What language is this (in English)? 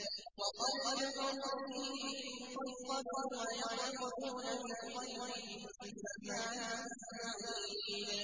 Arabic